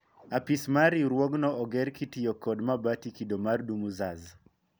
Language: Luo (Kenya and Tanzania)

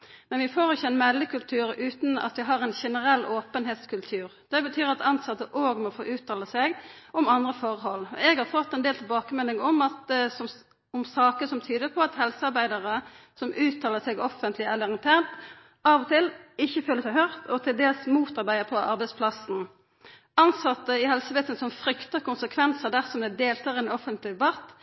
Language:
Norwegian Nynorsk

